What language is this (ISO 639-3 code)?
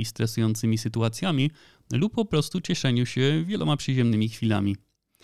pol